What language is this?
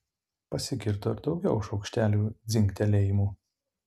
Lithuanian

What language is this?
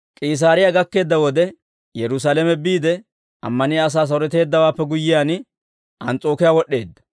Dawro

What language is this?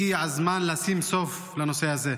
Hebrew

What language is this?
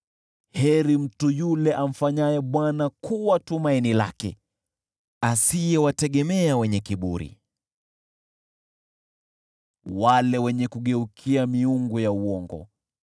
Swahili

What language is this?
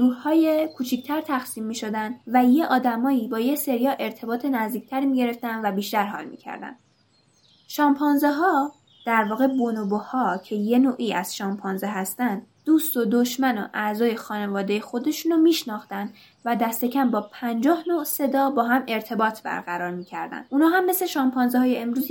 Persian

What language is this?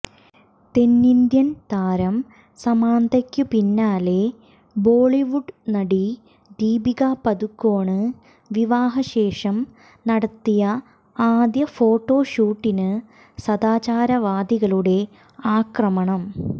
Malayalam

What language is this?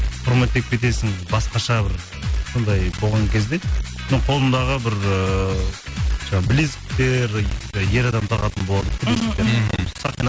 Kazakh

